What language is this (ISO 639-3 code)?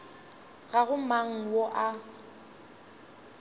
nso